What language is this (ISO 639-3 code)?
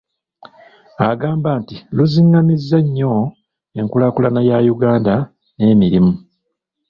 lug